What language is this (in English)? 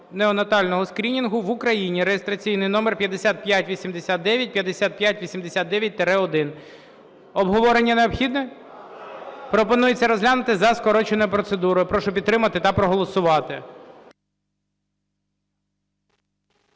Ukrainian